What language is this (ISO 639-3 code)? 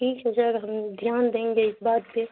urd